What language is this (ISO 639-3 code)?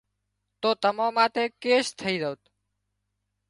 kxp